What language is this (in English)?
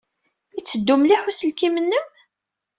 Kabyle